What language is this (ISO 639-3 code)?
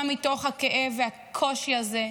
heb